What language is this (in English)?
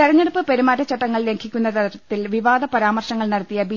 Malayalam